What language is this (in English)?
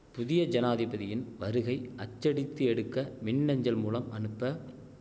Tamil